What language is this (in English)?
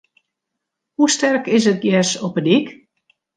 Western Frisian